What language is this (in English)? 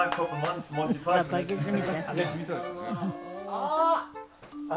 Japanese